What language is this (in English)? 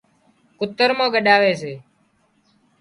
Wadiyara Koli